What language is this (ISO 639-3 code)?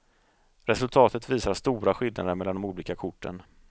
swe